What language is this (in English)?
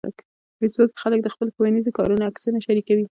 Pashto